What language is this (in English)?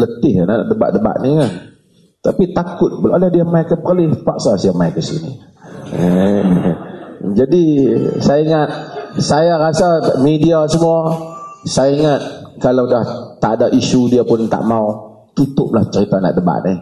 Malay